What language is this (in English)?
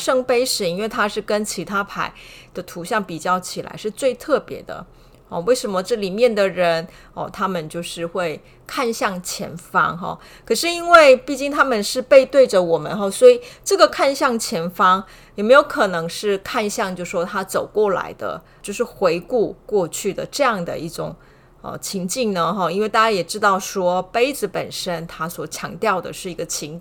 Chinese